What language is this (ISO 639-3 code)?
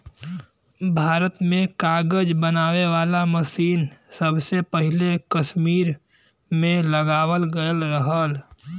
bho